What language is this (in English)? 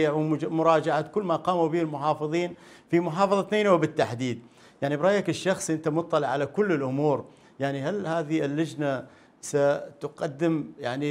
Arabic